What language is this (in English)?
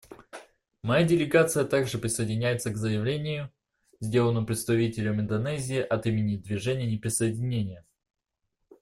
Russian